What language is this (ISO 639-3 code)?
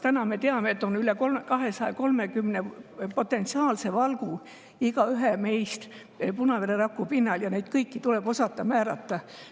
est